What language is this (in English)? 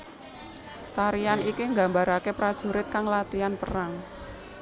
Javanese